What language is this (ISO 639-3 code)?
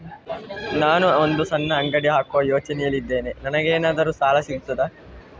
kan